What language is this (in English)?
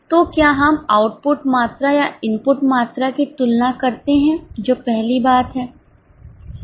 Hindi